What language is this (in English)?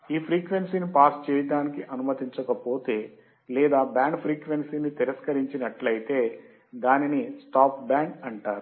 Telugu